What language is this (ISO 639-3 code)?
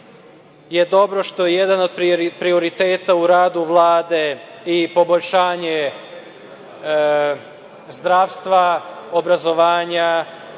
srp